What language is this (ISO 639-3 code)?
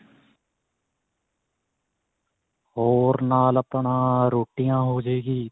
pan